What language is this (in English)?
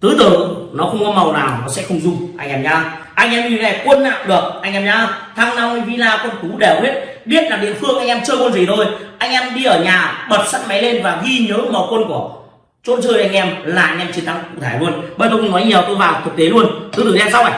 Vietnamese